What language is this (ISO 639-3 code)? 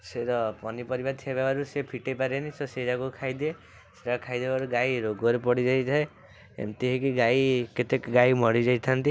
ori